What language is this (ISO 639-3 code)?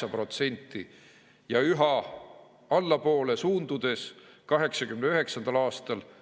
est